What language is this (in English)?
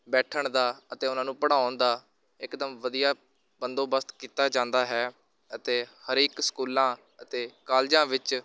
Punjabi